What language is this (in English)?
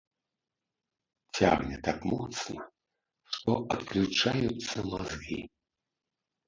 Belarusian